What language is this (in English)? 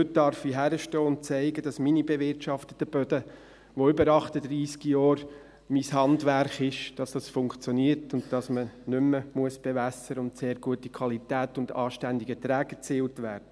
Swiss German